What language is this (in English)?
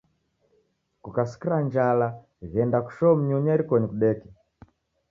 Taita